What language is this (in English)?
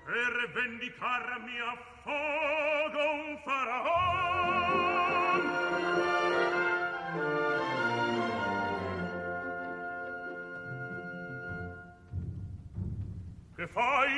Italian